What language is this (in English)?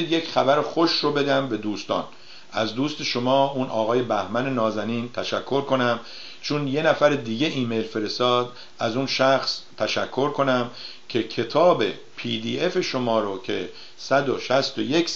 Persian